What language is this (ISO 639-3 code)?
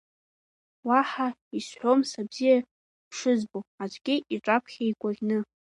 abk